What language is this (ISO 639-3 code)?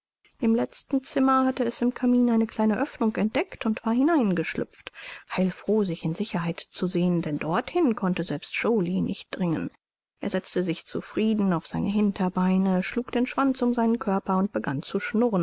deu